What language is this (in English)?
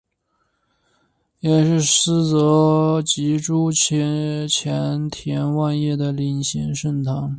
Chinese